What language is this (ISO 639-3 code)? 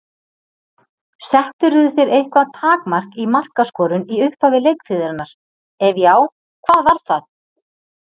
isl